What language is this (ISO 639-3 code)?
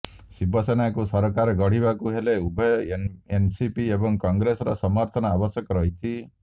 ori